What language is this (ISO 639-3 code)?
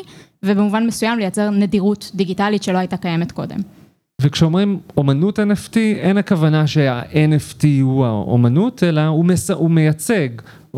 heb